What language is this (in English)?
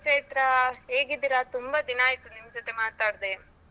Kannada